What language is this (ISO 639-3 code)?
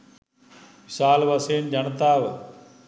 sin